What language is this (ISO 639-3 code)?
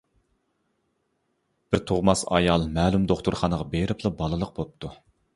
uig